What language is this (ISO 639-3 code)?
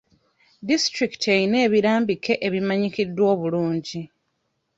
lug